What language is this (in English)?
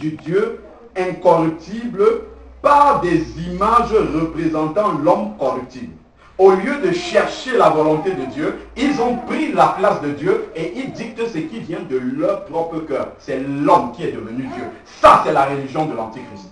French